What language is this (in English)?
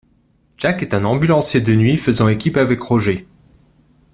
French